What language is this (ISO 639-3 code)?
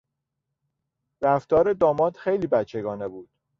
fas